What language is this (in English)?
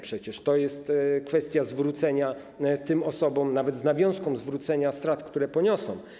Polish